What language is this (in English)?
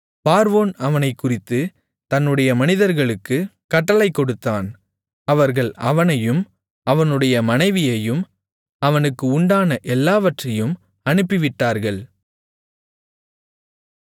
Tamil